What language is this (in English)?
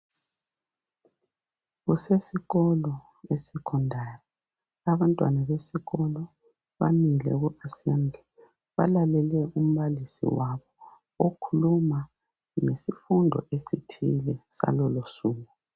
North Ndebele